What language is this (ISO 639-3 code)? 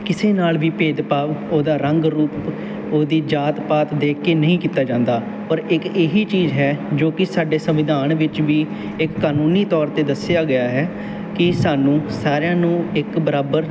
pan